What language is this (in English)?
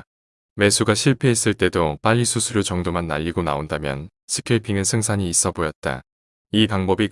Korean